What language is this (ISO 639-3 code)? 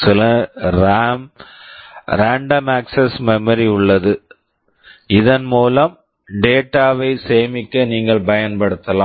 tam